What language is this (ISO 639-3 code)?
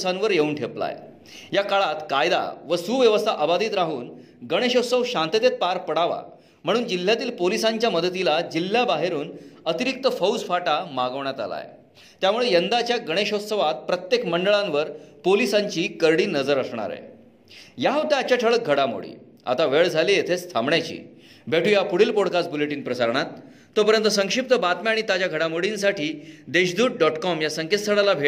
mar